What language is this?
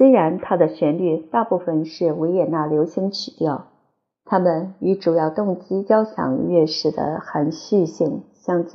Chinese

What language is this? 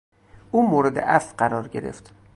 Persian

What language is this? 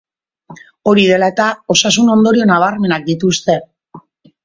Basque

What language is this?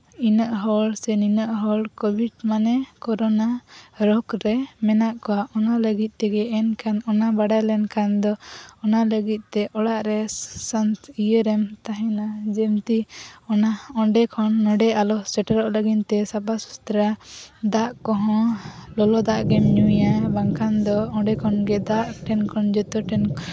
Santali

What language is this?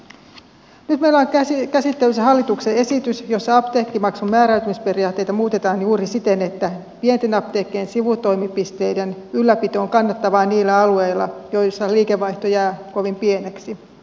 Finnish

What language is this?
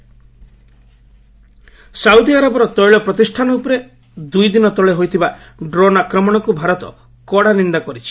Odia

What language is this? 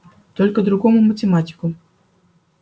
Russian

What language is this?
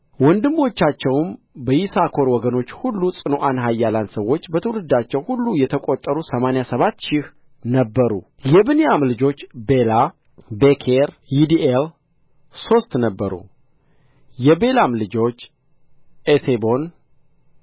Amharic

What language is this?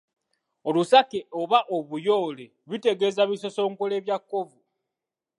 Ganda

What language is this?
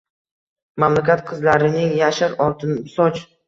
Uzbek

